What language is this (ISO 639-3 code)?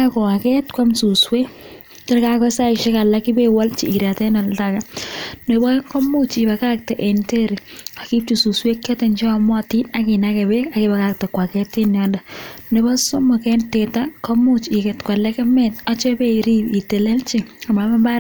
kln